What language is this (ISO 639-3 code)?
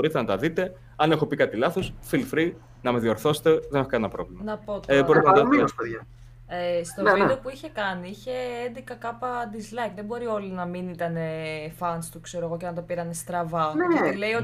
ell